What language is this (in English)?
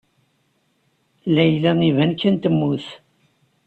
Kabyle